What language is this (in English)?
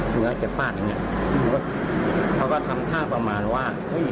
Thai